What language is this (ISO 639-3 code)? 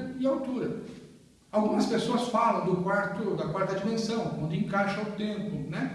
por